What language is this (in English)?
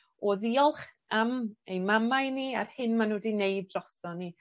Welsh